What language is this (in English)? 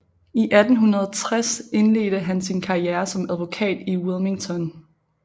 Danish